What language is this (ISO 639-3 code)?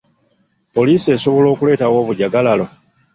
lug